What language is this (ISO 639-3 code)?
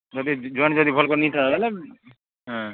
ori